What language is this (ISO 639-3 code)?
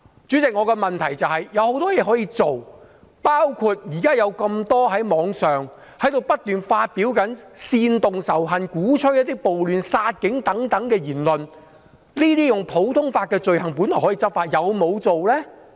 yue